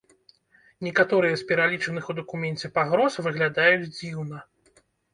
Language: Belarusian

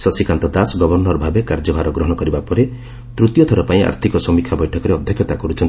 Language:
Odia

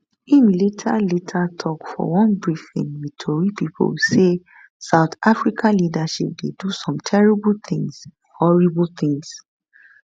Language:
Nigerian Pidgin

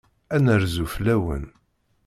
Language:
Kabyle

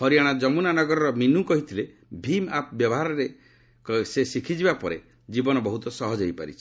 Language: Odia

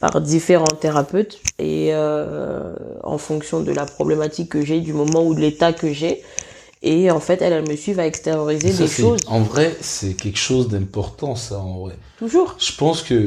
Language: French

